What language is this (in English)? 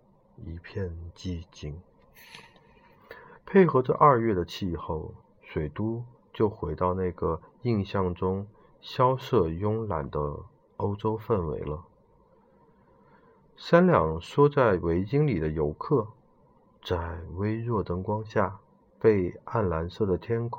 Chinese